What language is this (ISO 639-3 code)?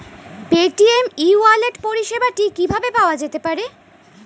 ben